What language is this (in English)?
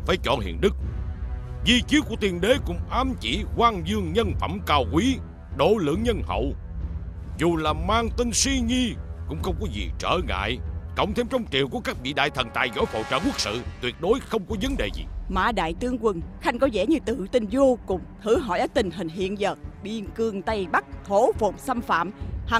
Vietnamese